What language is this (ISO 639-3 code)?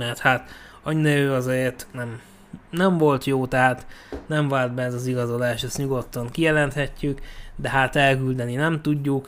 hun